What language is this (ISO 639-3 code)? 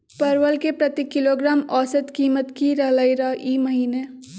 mag